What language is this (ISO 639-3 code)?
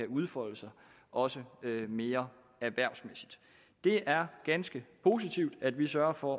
dan